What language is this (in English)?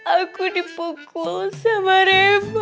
Indonesian